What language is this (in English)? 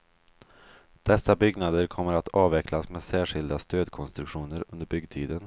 Swedish